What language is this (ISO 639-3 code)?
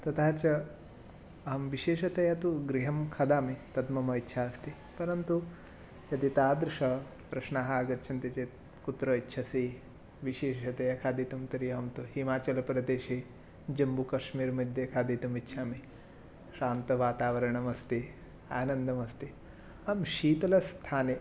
san